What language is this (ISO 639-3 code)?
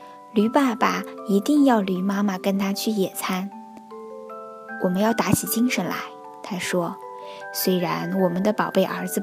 zho